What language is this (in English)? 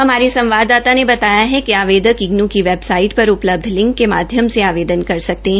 Hindi